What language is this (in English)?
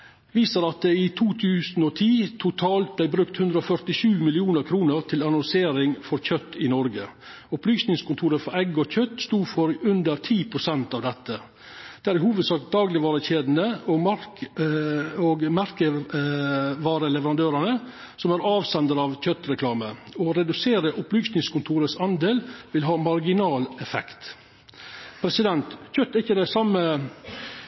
Norwegian Nynorsk